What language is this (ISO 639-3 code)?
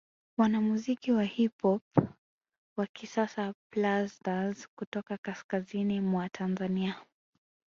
swa